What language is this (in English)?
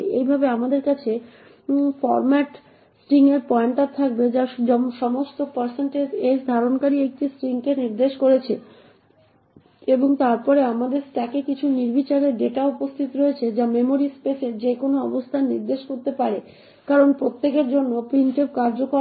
Bangla